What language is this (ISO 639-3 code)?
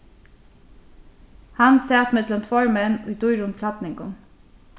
fao